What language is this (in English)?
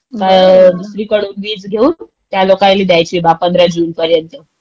Marathi